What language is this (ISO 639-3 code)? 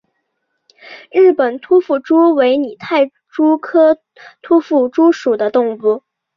zho